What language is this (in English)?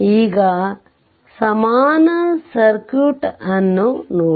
Kannada